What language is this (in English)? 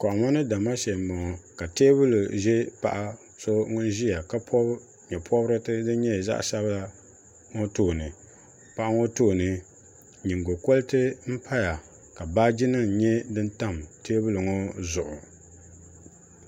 Dagbani